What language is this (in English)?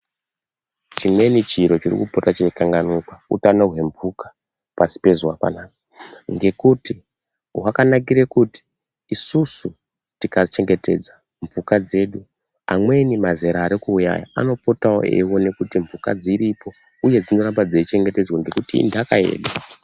Ndau